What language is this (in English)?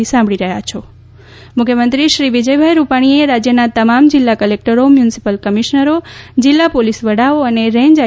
Gujarati